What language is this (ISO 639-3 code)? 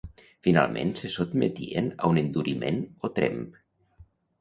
cat